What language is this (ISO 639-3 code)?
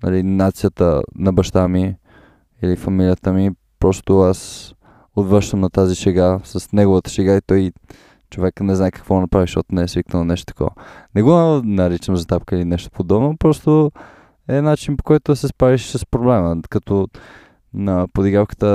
bul